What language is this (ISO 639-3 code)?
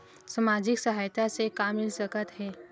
hne